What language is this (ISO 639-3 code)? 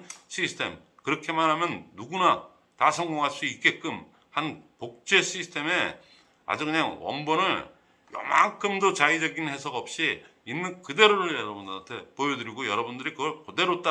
kor